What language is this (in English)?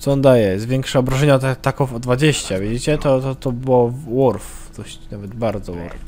Polish